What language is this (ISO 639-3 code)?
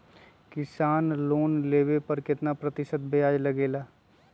mag